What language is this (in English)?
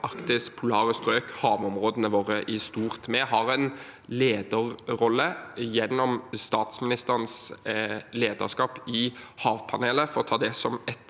Norwegian